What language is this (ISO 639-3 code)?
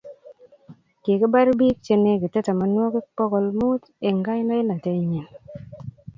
kln